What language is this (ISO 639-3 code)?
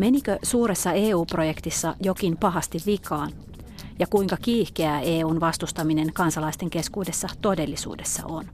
fin